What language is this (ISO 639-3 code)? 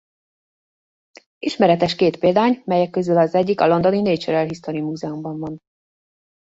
hun